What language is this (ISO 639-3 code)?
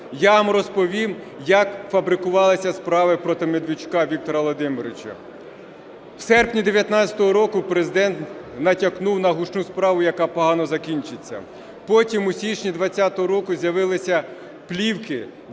ukr